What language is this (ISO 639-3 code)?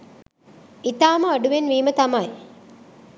sin